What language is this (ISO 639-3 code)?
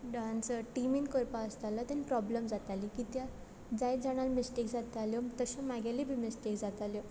kok